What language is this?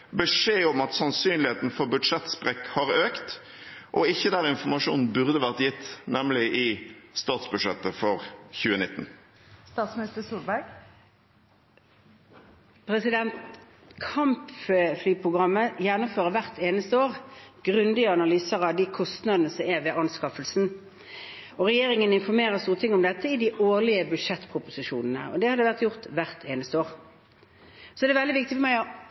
Norwegian Bokmål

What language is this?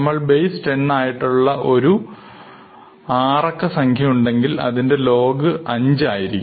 Malayalam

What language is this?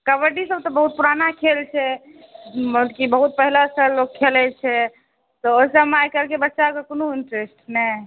Maithili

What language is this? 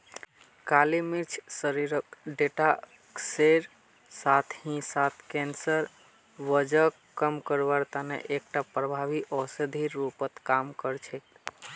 Magahi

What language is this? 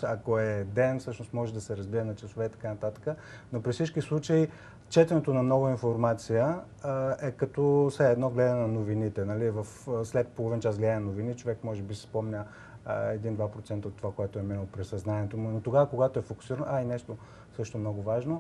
Bulgarian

